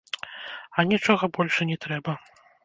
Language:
Belarusian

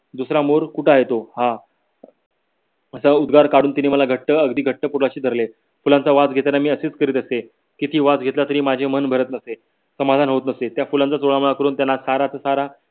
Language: Marathi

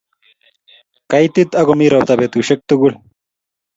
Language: Kalenjin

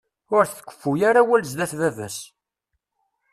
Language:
Kabyle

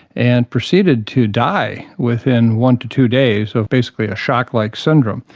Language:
English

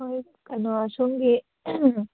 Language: Manipuri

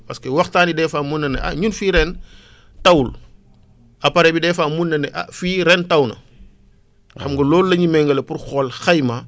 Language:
Wolof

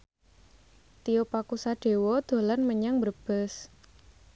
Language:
Javanese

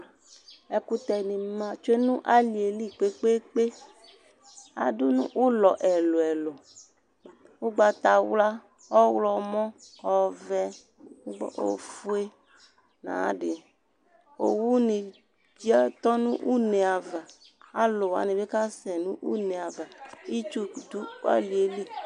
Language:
Ikposo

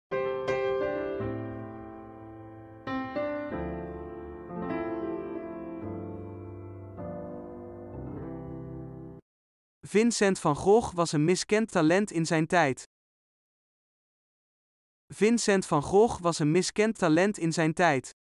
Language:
Dutch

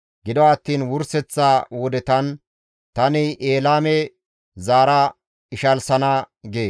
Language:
Gamo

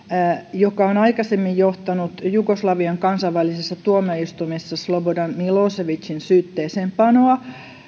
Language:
Finnish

